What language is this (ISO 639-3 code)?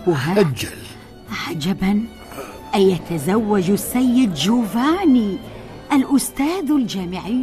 ara